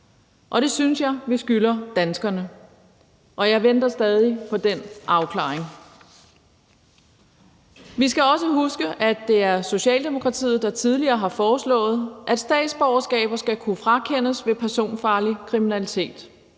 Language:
Danish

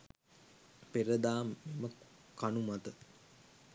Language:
Sinhala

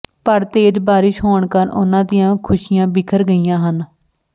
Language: Punjabi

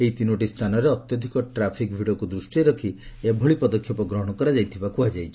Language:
Odia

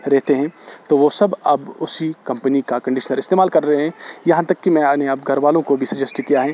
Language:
Urdu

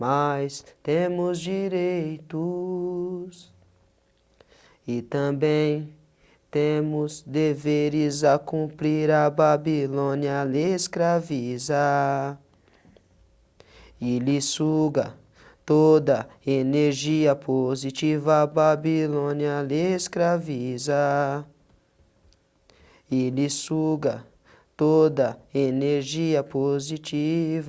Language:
Portuguese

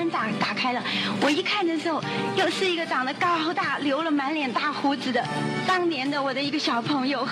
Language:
Chinese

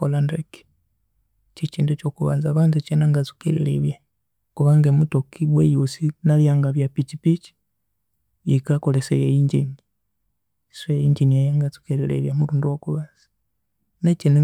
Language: Konzo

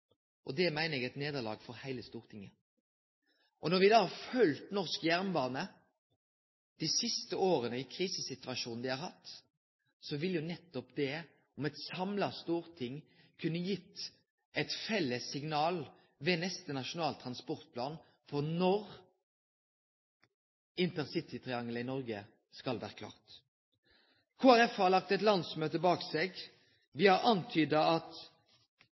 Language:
Norwegian Nynorsk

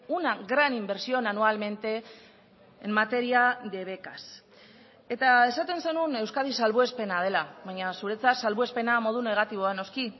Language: Basque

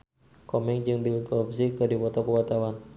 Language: Sundanese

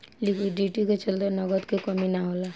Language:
Bhojpuri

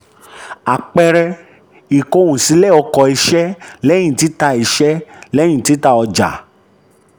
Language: Yoruba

